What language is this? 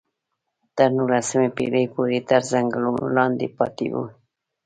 Pashto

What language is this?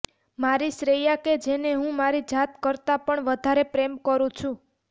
Gujarati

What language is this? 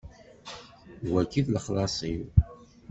Kabyle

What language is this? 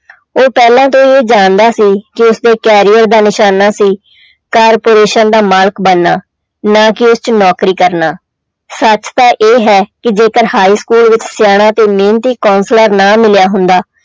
Punjabi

